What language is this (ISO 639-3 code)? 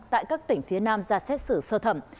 vie